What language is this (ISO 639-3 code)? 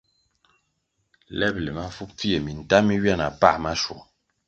nmg